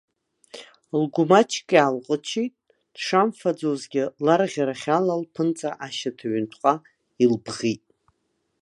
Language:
Abkhazian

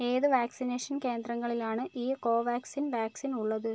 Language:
Malayalam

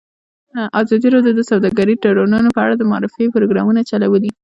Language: Pashto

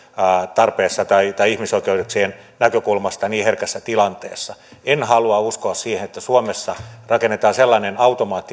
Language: Finnish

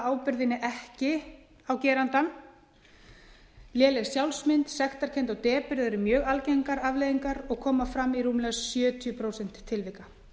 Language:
Icelandic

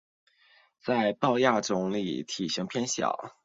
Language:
Chinese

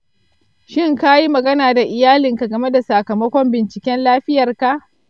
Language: Hausa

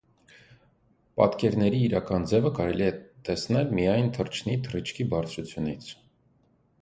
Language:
Armenian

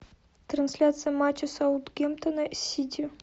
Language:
Russian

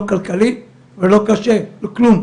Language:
Hebrew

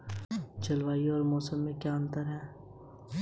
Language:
Hindi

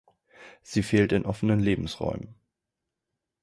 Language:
German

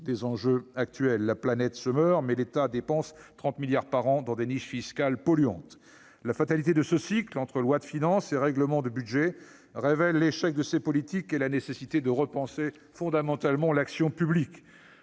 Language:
French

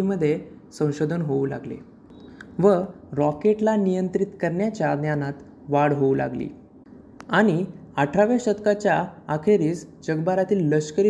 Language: Marathi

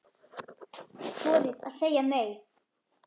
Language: Icelandic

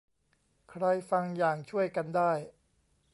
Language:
Thai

